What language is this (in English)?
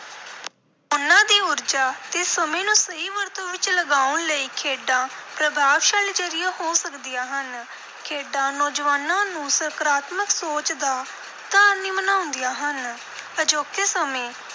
Punjabi